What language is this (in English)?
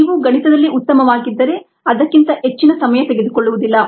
Kannada